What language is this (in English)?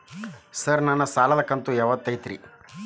Kannada